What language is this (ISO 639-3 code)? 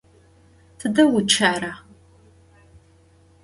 ady